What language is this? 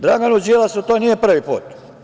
Serbian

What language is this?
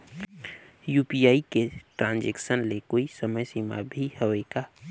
Chhattisgarhi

